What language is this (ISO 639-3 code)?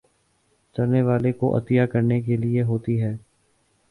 urd